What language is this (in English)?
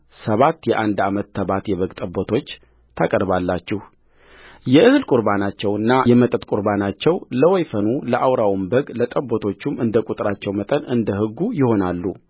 Amharic